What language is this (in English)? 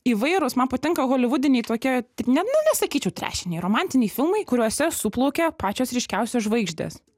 Lithuanian